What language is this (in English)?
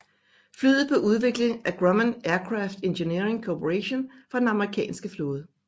Danish